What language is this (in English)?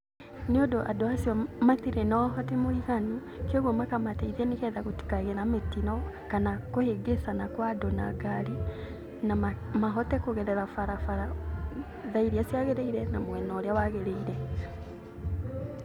Kikuyu